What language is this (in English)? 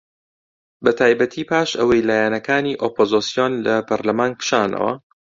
Central Kurdish